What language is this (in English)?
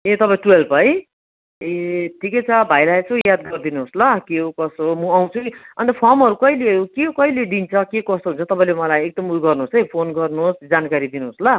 Nepali